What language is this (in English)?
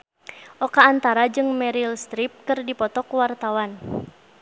Sundanese